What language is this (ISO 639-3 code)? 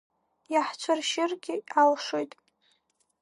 abk